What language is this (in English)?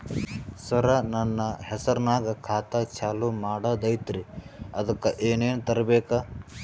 Kannada